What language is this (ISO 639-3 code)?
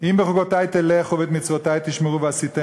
heb